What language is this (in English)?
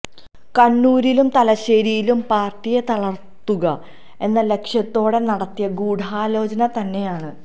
Malayalam